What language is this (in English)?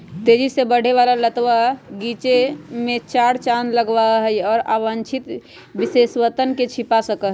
Magahi